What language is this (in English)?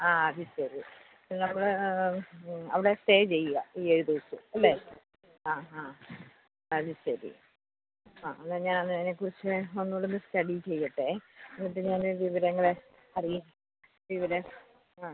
Malayalam